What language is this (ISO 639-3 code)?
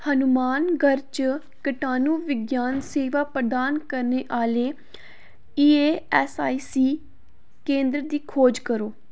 doi